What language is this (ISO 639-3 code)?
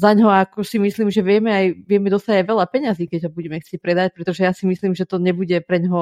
slk